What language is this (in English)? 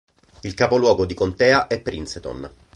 Italian